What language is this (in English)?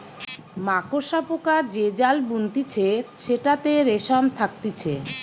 Bangla